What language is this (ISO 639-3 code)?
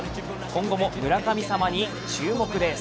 jpn